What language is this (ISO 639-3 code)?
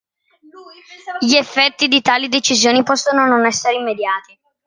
ita